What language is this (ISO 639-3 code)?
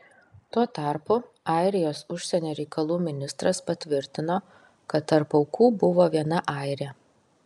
lit